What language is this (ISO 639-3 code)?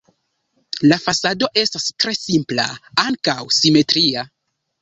epo